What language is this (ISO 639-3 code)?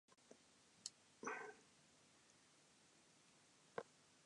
jpn